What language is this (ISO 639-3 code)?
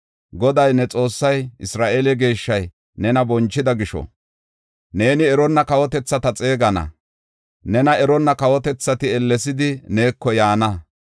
gof